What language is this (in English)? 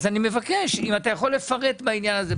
Hebrew